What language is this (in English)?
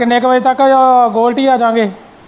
Punjabi